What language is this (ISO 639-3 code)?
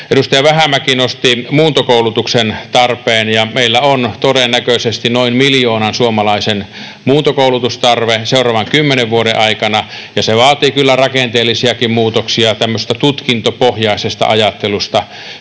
fin